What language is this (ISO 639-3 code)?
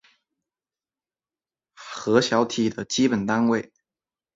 zho